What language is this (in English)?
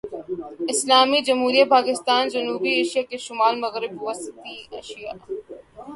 Urdu